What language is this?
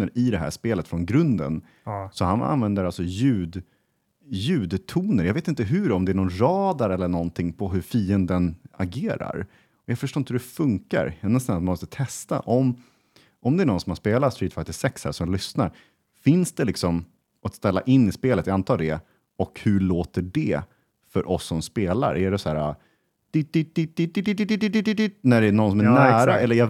Swedish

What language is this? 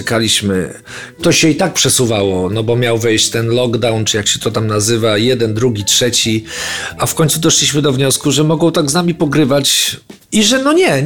Polish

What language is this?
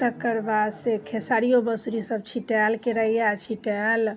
Maithili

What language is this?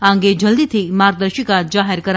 Gujarati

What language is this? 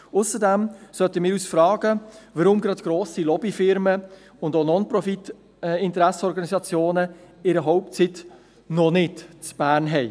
Swiss German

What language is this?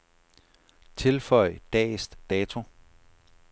Danish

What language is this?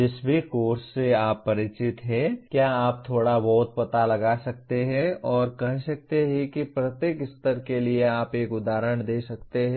Hindi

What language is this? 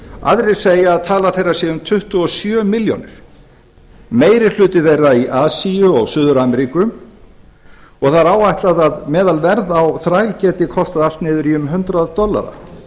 Icelandic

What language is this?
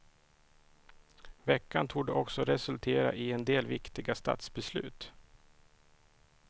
Swedish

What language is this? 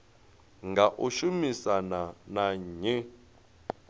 Venda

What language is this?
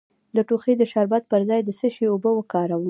Pashto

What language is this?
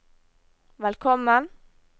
Norwegian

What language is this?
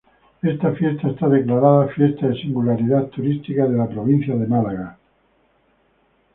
Spanish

